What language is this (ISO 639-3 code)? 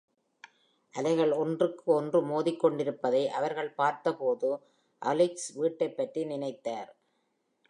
tam